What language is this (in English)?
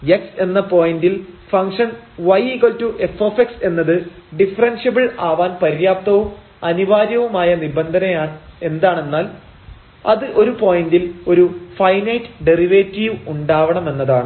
Malayalam